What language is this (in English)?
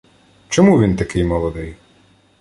Ukrainian